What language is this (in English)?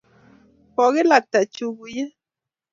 Kalenjin